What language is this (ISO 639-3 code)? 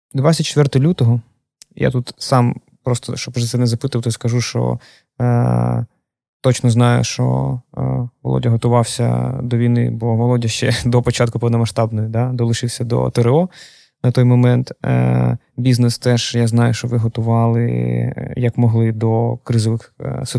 ukr